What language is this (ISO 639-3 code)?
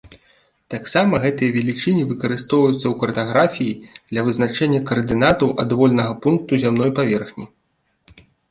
bel